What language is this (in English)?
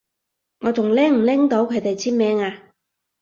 Cantonese